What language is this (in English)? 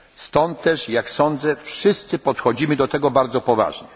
Polish